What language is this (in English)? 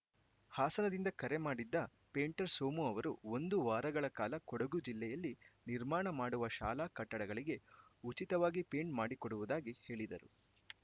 Kannada